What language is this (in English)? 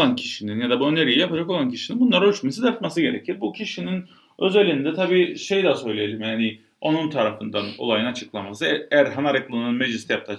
Turkish